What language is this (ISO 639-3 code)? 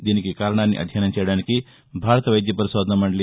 tel